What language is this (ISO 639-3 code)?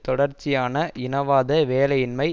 tam